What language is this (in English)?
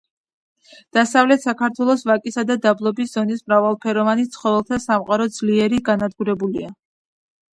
Georgian